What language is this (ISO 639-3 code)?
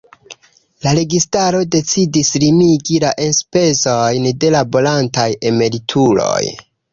epo